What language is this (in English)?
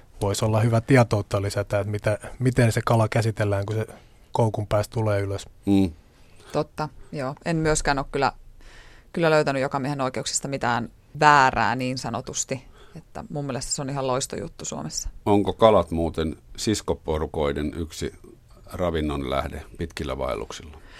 Finnish